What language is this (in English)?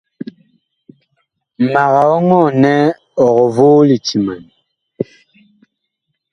Bakoko